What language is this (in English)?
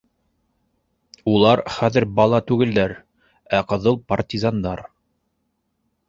Bashkir